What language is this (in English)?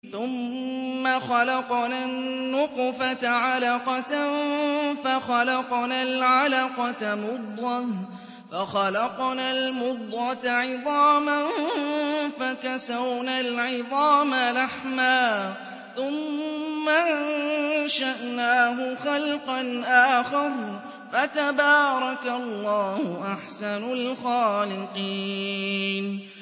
Arabic